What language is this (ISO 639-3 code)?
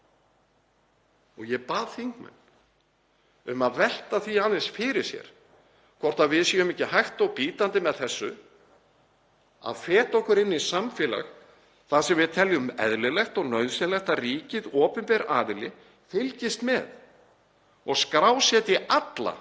isl